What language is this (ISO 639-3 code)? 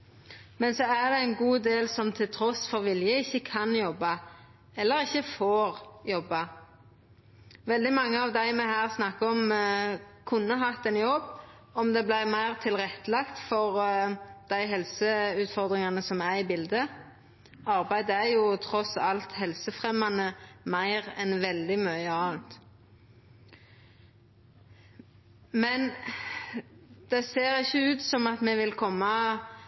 nno